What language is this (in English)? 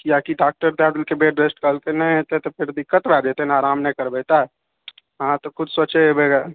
Maithili